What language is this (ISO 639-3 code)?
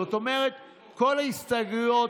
heb